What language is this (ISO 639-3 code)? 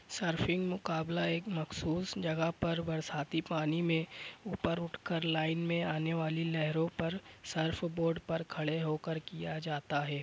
urd